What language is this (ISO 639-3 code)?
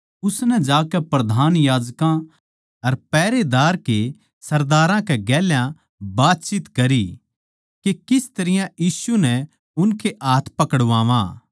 bgc